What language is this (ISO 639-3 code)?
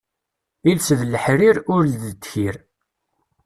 kab